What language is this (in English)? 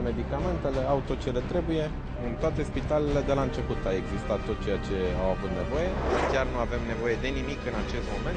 Romanian